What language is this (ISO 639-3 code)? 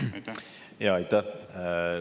est